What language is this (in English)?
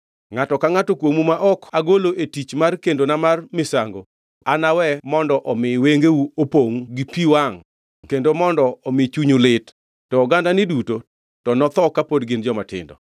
Luo (Kenya and Tanzania)